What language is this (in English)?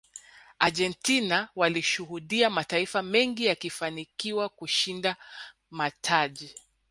Swahili